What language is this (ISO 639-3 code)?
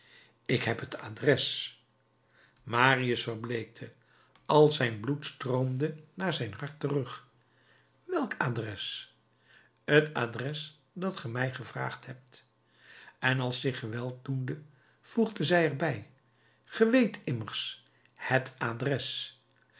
nld